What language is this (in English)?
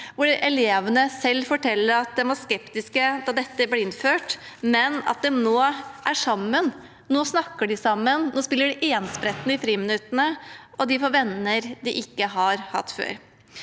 Norwegian